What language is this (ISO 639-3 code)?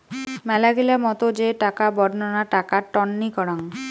ben